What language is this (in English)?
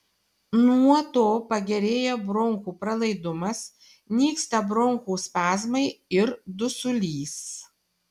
Lithuanian